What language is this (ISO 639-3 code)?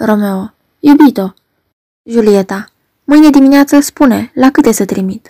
ron